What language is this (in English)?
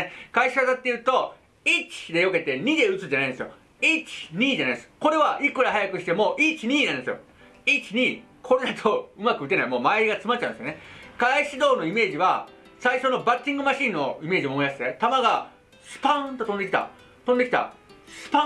Japanese